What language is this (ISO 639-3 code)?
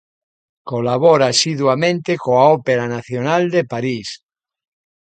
glg